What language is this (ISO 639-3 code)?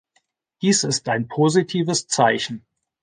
deu